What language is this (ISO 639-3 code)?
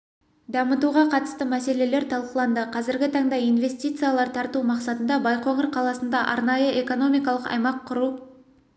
kaz